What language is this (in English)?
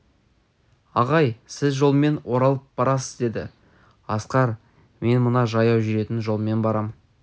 Kazakh